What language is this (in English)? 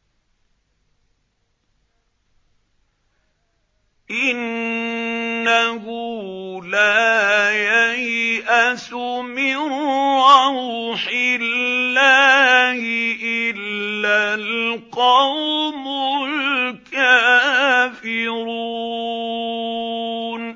Arabic